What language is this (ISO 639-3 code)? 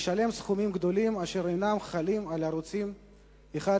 heb